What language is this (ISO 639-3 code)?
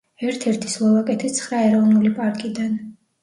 kat